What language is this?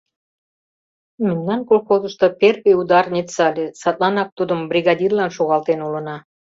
Mari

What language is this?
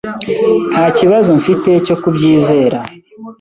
Kinyarwanda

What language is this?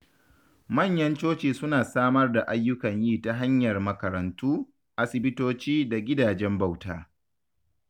Hausa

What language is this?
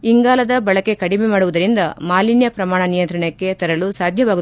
Kannada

